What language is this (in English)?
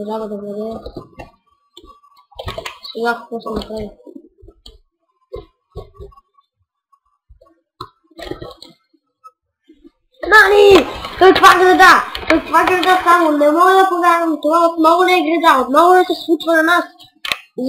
Bulgarian